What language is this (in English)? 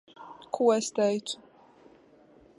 Latvian